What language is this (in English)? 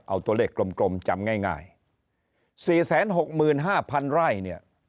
Thai